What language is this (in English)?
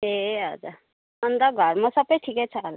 Nepali